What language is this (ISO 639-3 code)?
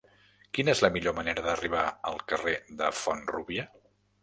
cat